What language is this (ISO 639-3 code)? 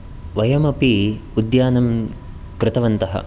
san